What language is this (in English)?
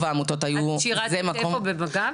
Hebrew